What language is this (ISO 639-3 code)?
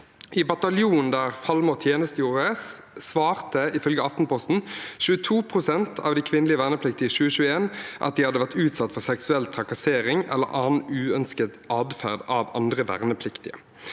nor